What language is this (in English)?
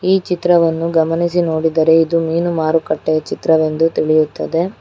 Kannada